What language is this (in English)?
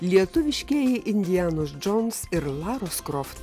Lithuanian